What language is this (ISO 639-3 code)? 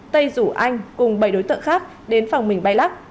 vie